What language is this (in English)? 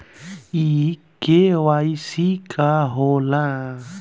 Bhojpuri